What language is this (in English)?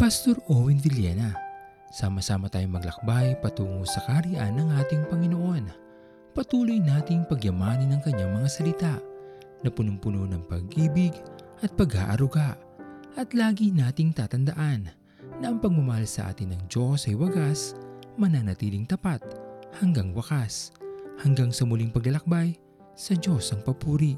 Filipino